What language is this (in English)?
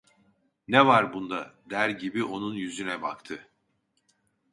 Turkish